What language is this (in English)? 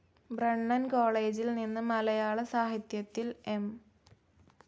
Malayalam